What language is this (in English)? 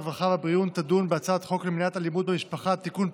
Hebrew